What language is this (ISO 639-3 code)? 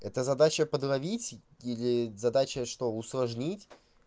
rus